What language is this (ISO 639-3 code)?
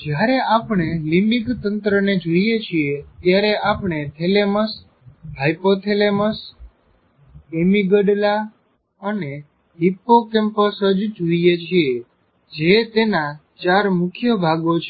guj